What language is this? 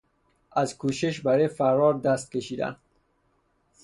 Persian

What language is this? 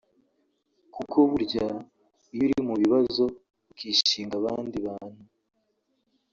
Kinyarwanda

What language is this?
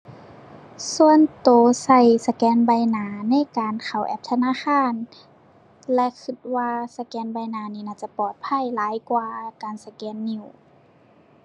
Thai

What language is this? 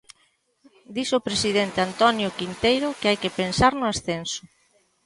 Galician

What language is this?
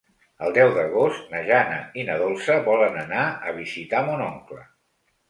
Catalan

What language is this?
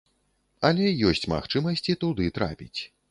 Belarusian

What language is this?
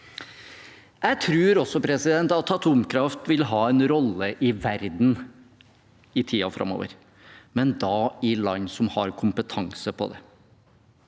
Norwegian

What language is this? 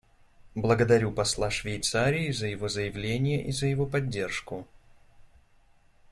Russian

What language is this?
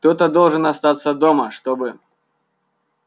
Russian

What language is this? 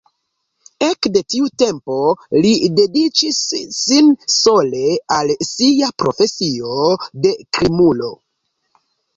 Esperanto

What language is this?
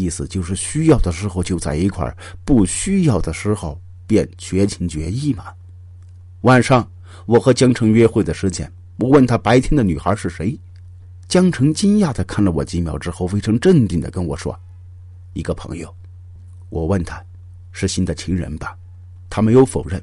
Chinese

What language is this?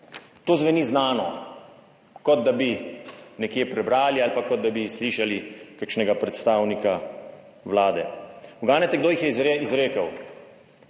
Slovenian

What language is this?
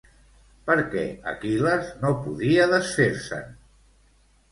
Catalan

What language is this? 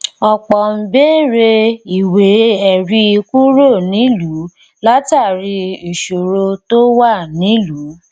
Yoruba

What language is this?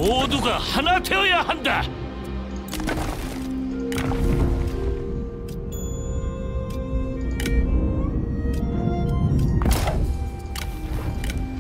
Korean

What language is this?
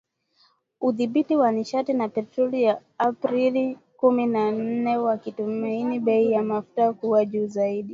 Swahili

